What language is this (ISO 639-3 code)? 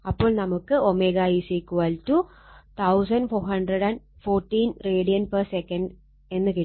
mal